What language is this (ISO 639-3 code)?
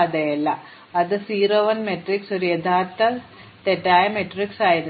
mal